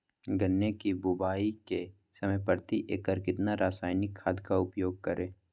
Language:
Magahi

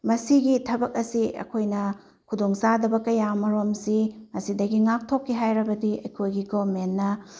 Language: Manipuri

